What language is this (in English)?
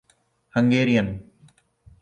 Urdu